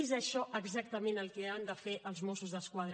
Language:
Catalan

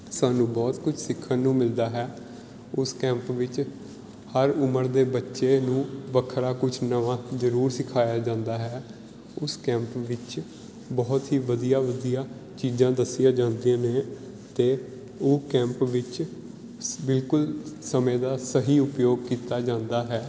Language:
Punjabi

